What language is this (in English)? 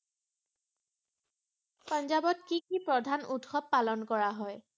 Assamese